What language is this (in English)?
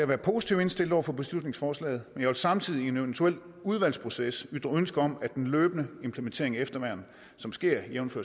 Danish